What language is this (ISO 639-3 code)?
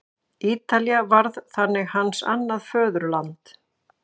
isl